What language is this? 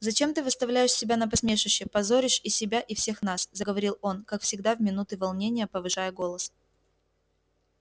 Russian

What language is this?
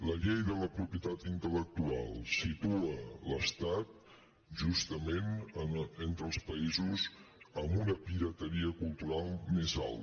Catalan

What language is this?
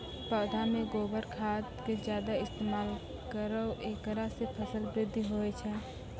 Maithili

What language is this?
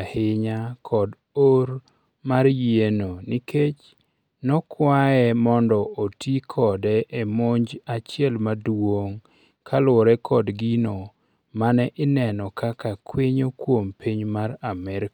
Luo (Kenya and Tanzania)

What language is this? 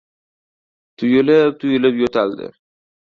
Uzbek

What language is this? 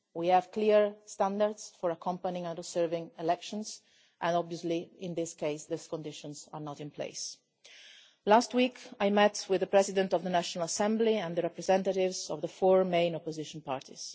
English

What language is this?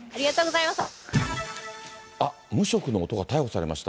Japanese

